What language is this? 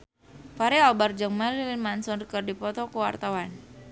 Sundanese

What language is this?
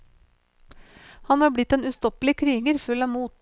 Norwegian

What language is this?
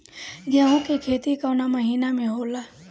Bhojpuri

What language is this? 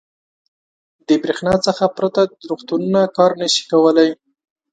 Pashto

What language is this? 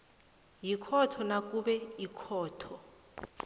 South Ndebele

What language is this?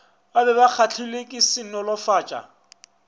Northern Sotho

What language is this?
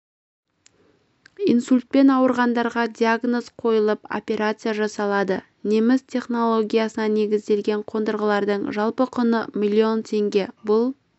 Kazakh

